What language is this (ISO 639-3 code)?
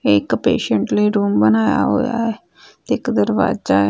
pan